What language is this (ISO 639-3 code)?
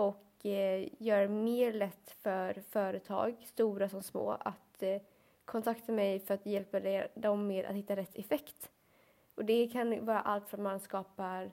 swe